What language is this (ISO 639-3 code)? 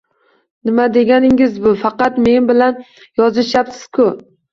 uzb